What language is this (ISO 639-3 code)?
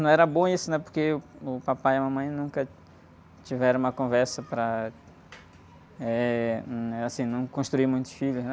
por